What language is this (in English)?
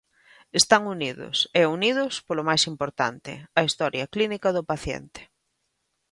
Galician